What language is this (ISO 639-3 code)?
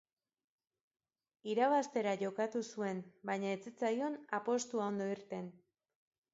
eus